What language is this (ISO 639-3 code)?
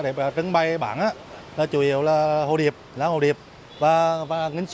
vie